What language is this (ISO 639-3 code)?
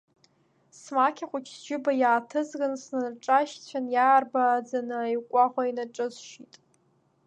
abk